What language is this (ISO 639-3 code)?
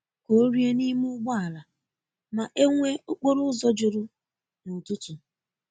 ibo